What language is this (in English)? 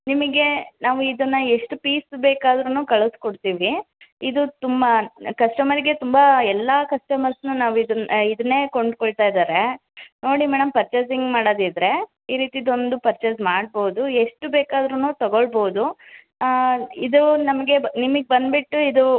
Kannada